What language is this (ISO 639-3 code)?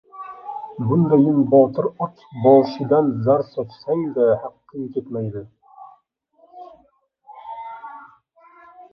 uzb